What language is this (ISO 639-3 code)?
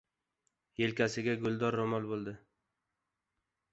uzb